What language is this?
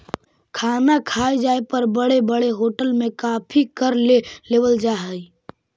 Magahi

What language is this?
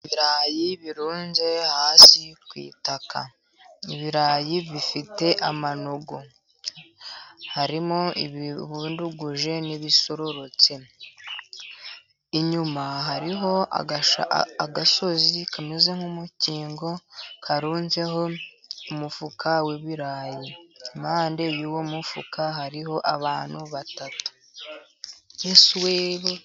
Kinyarwanda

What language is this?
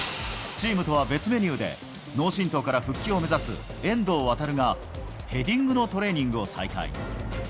Japanese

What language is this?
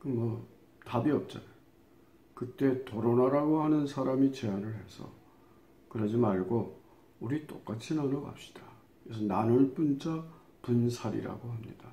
Korean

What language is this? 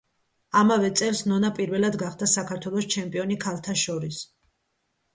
Georgian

